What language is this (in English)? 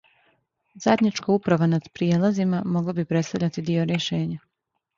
Serbian